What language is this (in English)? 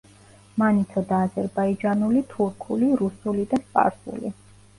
Georgian